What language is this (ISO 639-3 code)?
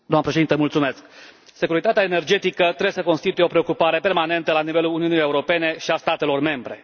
ron